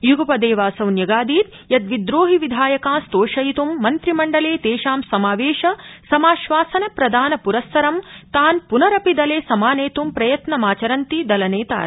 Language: Sanskrit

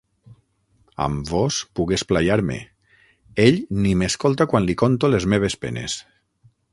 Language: Catalan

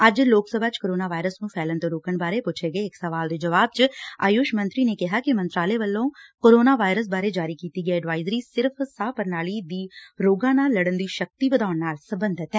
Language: Punjabi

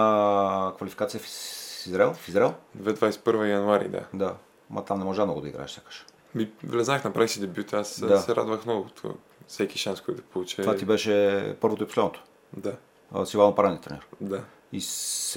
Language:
Bulgarian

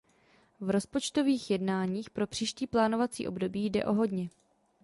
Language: Czech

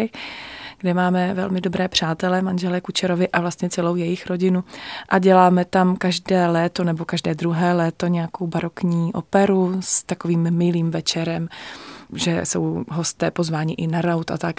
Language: Czech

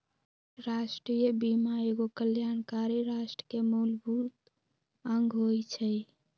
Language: Magahi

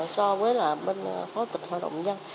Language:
Vietnamese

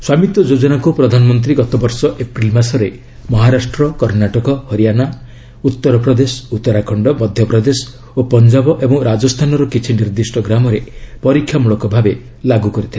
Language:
Odia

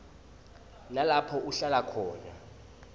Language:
Swati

